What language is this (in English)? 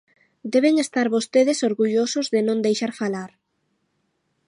Galician